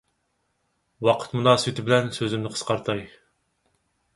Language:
Uyghur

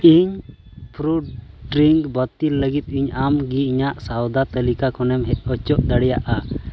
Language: Santali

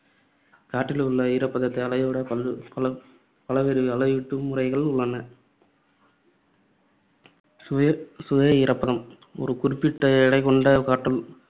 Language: Tamil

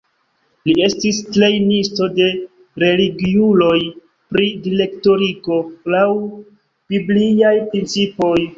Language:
Esperanto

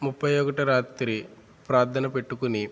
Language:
Telugu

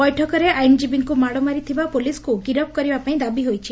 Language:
Odia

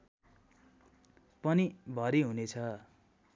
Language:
Nepali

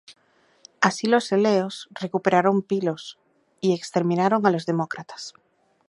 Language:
Spanish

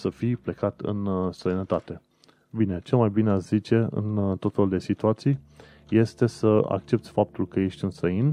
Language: Romanian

